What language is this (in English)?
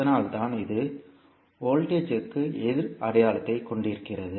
Tamil